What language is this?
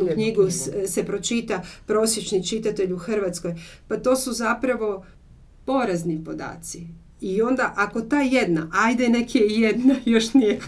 Croatian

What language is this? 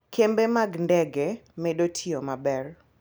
Luo (Kenya and Tanzania)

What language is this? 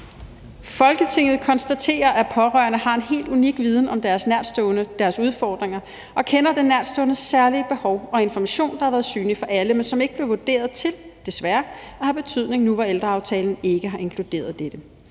Danish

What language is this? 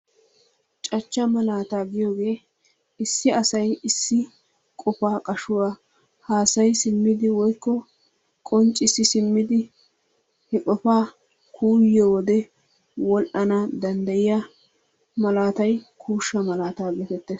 Wolaytta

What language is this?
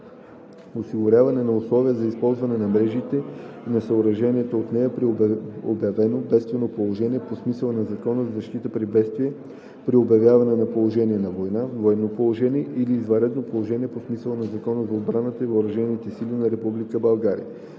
Bulgarian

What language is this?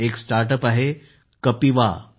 Marathi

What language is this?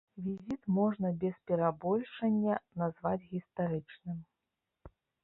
Belarusian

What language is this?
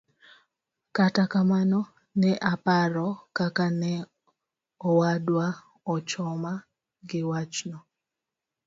Luo (Kenya and Tanzania)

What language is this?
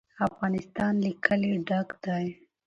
Pashto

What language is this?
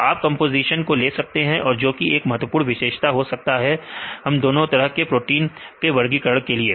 Hindi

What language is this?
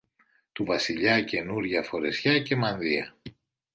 Greek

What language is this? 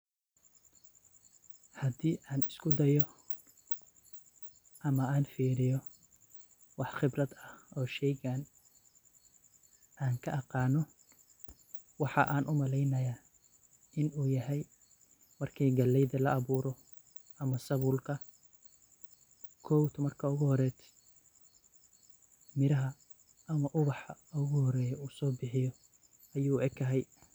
Somali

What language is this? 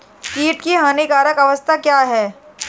Hindi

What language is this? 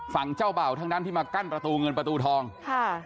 Thai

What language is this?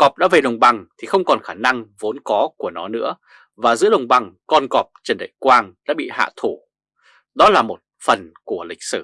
Vietnamese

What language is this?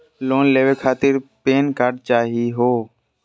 Magahi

